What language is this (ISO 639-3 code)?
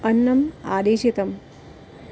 san